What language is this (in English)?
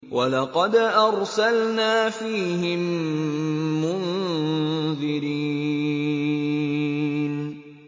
Arabic